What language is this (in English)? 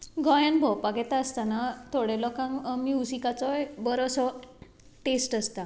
Konkani